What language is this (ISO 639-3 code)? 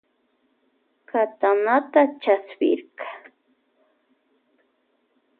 qvj